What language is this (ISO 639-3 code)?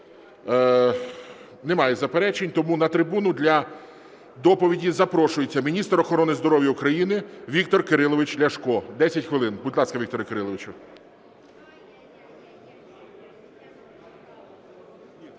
ukr